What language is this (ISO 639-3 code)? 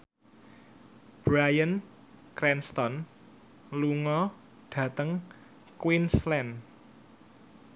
jav